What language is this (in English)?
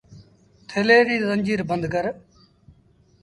Sindhi Bhil